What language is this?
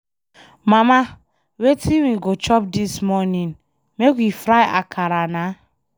Nigerian Pidgin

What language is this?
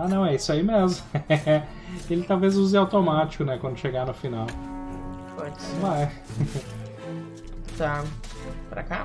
Portuguese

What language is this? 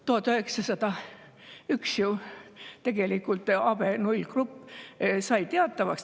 Estonian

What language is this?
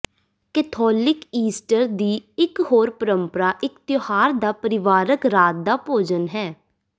Punjabi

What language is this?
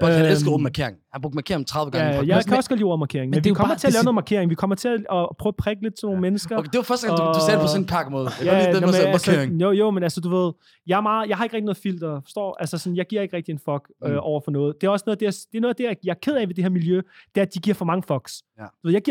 Danish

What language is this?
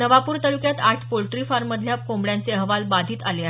Marathi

